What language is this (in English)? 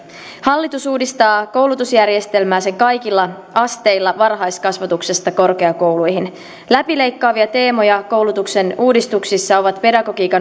Finnish